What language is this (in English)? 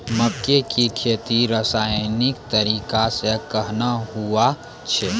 Maithili